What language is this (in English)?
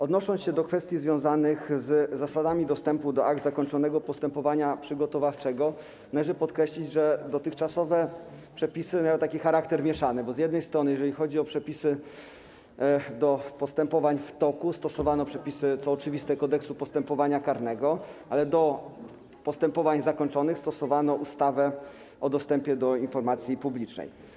Polish